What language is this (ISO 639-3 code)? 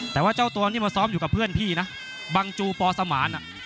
tha